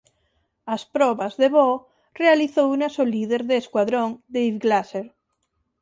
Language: Galician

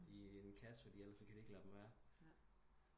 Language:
Danish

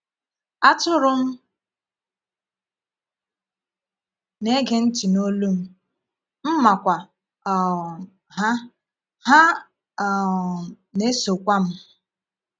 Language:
Igbo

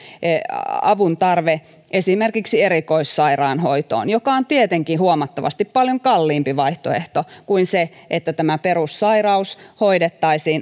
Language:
Finnish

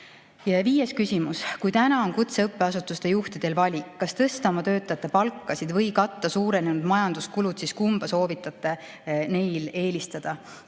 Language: Estonian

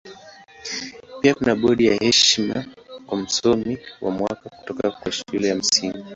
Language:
Swahili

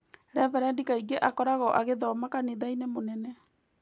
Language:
Kikuyu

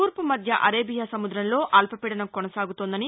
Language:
Telugu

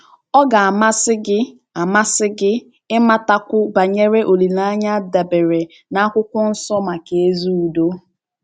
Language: Igbo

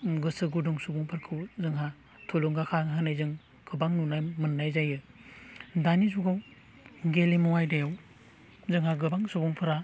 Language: Bodo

